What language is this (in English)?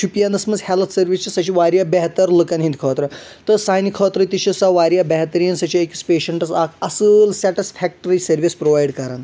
Kashmiri